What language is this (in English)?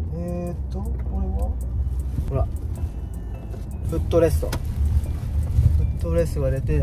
Japanese